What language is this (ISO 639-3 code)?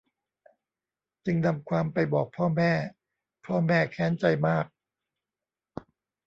tha